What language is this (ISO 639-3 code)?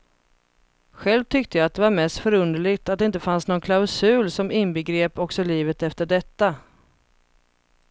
swe